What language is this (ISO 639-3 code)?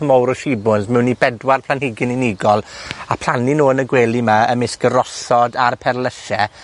cym